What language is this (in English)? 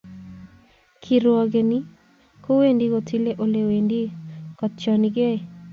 Kalenjin